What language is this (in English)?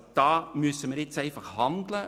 Swiss German